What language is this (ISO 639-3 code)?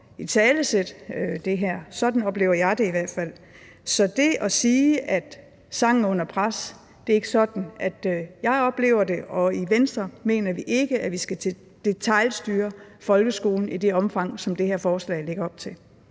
dan